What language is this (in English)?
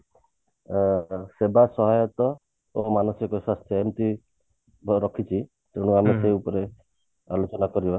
Odia